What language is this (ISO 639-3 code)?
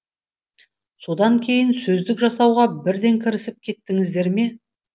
kaz